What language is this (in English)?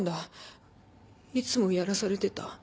Japanese